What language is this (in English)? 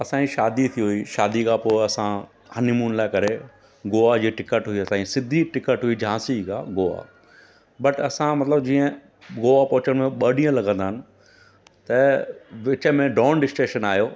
Sindhi